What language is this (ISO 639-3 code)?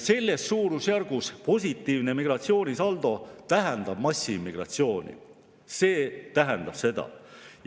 est